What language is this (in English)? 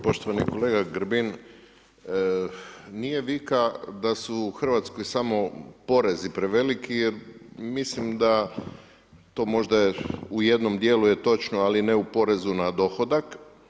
Croatian